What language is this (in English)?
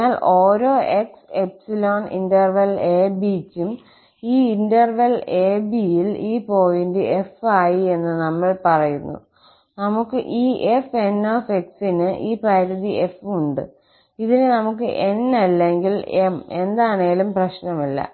Malayalam